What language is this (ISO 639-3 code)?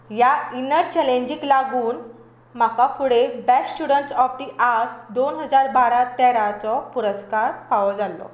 kok